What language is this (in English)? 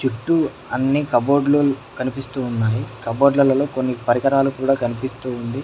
Telugu